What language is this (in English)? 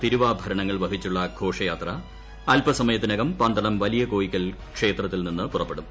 Malayalam